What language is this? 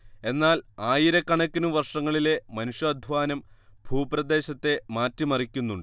Malayalam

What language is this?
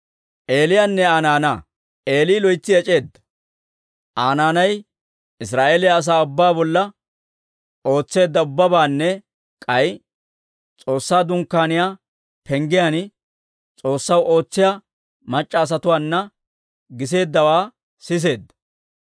Dawro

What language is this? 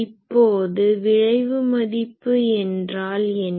Tamil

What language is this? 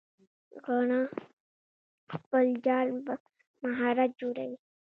Pashto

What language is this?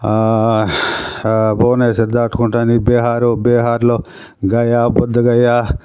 Telugu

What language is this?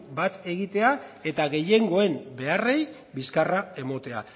Basque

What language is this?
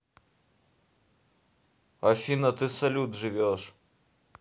Russian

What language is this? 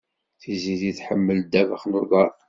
Kabyle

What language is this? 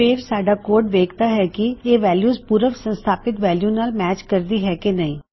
Punjabi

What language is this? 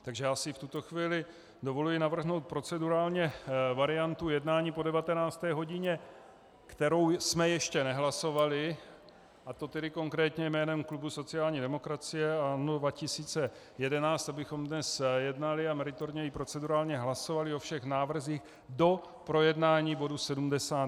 Czech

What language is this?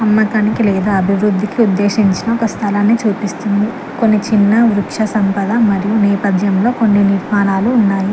Telugu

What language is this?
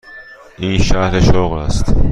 Persian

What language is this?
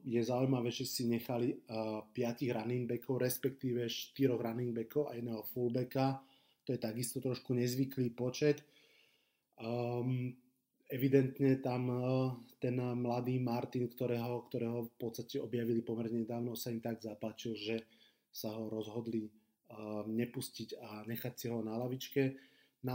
Slovak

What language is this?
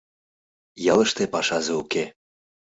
Mari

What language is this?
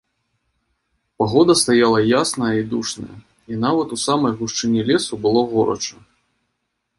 Belarusian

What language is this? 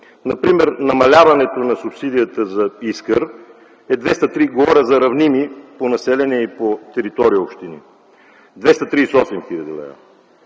Bulgarian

